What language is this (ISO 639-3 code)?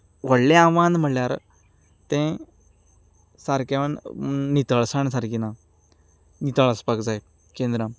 kok